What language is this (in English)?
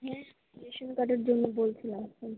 Bangla